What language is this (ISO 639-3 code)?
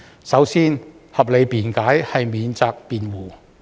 yue